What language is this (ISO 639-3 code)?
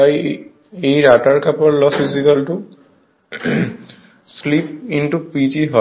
ben